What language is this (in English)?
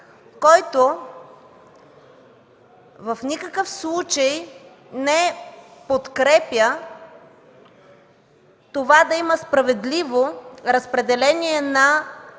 Bulgarian